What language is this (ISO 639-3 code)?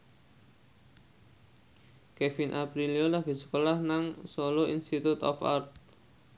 jav